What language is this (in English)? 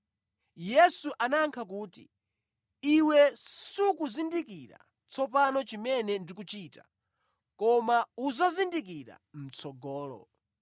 Nyanja